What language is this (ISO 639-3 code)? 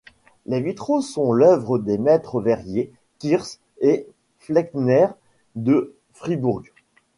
fra